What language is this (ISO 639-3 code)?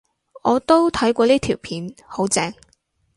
yue